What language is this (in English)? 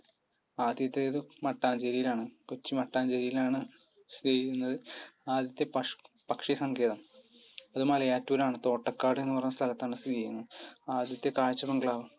Malayalam